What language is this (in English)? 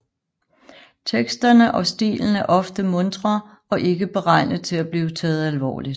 Danish